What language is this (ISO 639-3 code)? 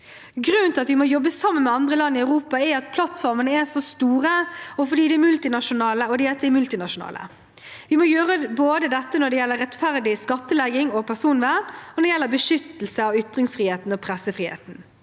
nor